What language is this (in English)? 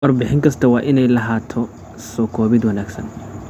Somali